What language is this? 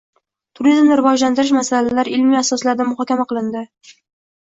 Uzbek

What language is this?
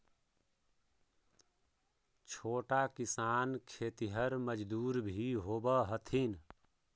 Magahi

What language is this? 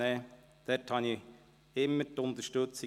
Swiss German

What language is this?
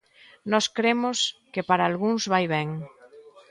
Galician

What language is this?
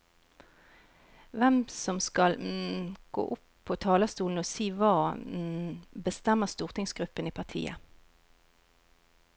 Norwegian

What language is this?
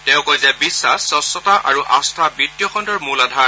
Assamese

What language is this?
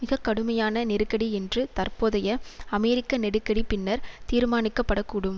Tamil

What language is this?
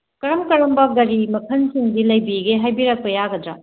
Manipuri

